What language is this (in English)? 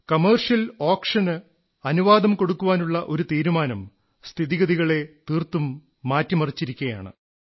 Malayalam